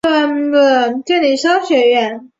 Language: Chinese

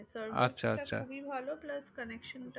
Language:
Bangla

